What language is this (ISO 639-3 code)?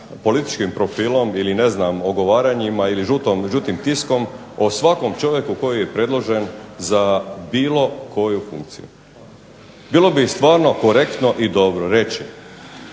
hrv